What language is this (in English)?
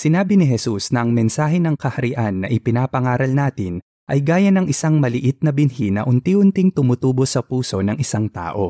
Filipino